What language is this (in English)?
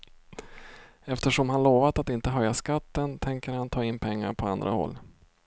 Swedish